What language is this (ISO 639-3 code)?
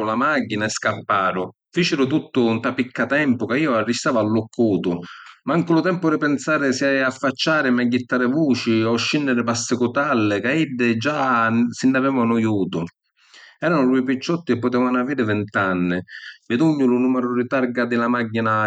scn